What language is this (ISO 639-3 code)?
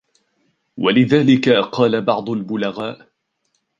ara